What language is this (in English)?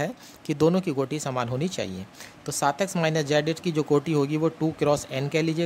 Hindi